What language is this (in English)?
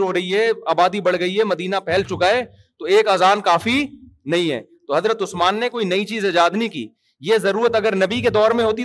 Urdu